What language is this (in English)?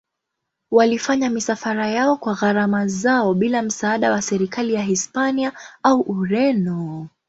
Swahili